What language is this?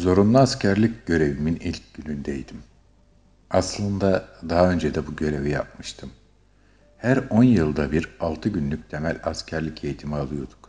Turkish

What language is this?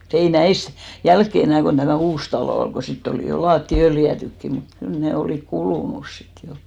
Finnish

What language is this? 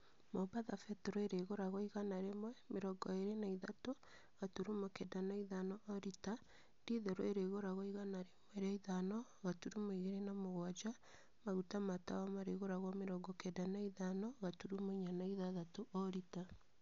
Kikuyu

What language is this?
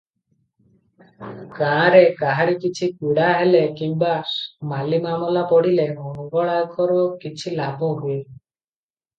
Odia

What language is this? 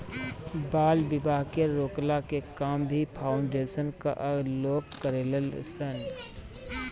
Bhojpuri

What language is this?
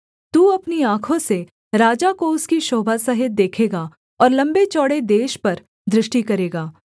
Hindi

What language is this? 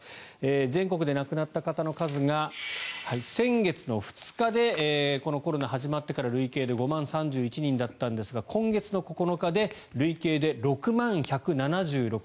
Japanese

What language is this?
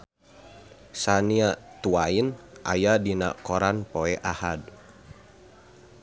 Sundanese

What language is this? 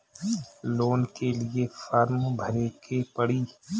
Bhojpuri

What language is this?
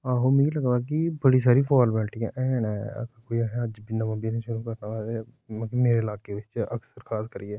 Dogri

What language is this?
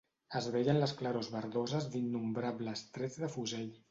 Catalan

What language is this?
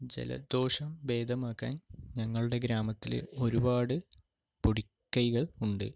Malayalam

